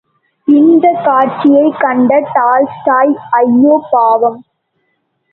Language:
Tamil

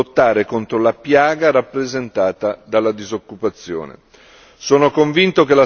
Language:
Italian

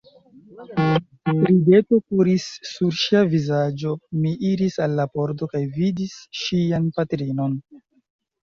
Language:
Esperanto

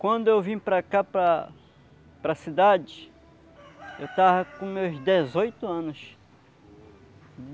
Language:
Portuguese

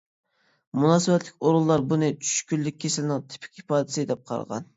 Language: Uyghur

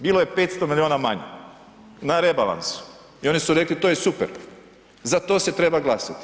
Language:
Croatian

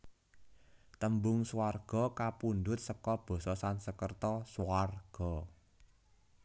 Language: Javanese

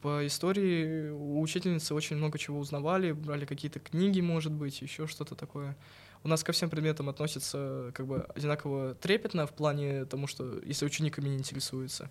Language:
Russian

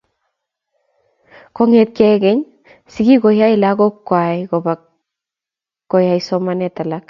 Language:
Kalenjin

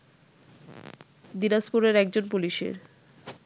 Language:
Bangla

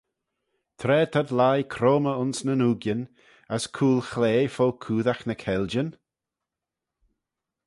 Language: Manx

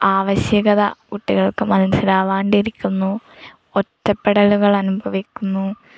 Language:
Malayalam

